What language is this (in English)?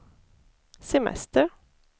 Swedish